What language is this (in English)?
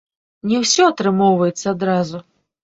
Belarusian